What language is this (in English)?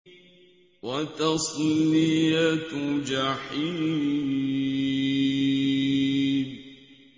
Arabic